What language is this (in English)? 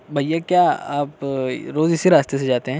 Urdu